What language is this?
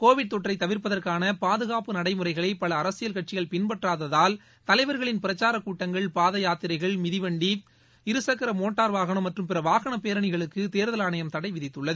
Tamil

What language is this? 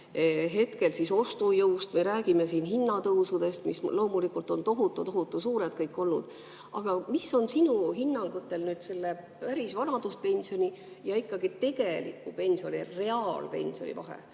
Estonian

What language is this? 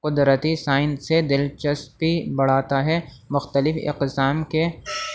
Urdu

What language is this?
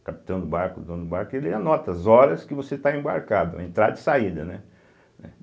Portuguese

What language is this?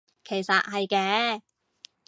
Cantonese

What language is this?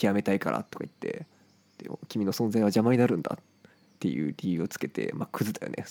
Japanese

